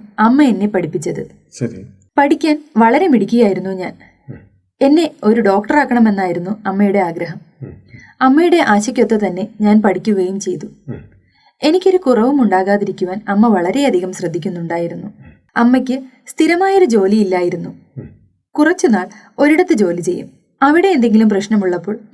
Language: Malayalam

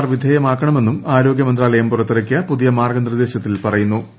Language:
Malayalam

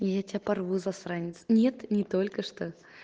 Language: Russian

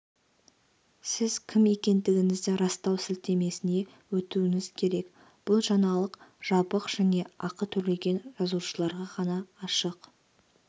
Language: Kazakh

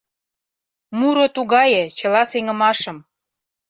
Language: Mari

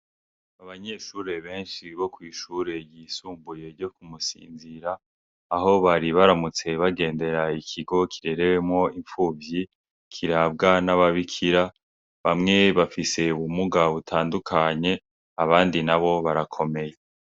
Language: Rundi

